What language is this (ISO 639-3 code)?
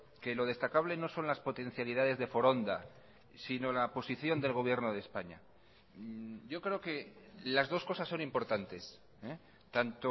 spa